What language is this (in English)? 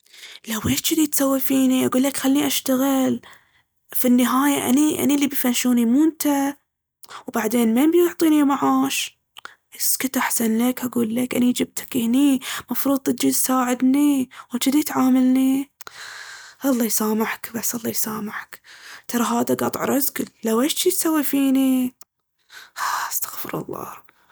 Baharna Arabic